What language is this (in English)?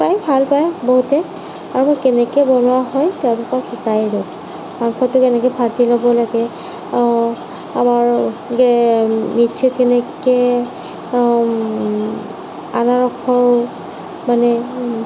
Assamese